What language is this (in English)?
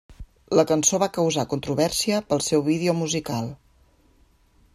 Catalan